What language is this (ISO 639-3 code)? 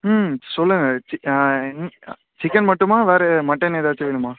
tam